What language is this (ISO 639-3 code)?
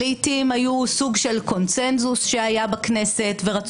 heb